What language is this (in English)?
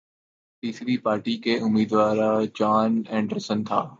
Urdu